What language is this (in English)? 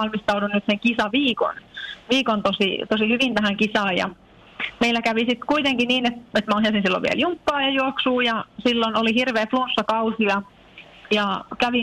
Finnish